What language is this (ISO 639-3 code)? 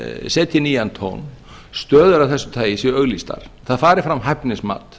isl